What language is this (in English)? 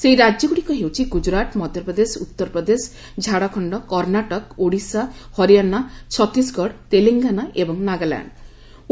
Odia